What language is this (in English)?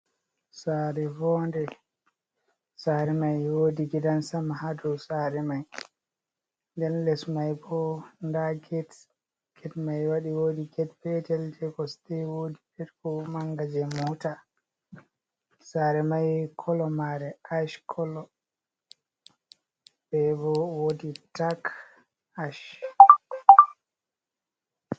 Fula